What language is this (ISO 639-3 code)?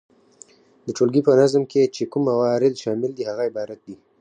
pus